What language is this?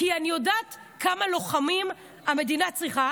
Hebrew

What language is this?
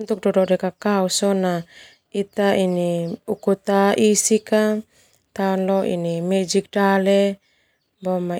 Termanu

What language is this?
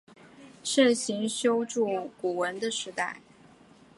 Chinese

